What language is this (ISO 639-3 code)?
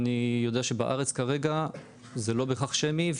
heb